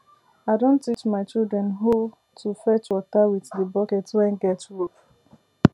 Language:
Nigerian Pidgin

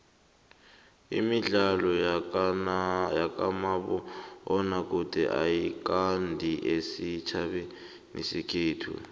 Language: South Ndebele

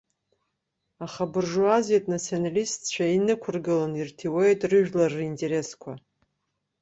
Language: Abkhazian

